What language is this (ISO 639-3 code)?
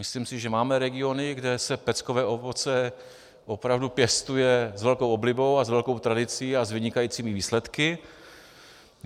ces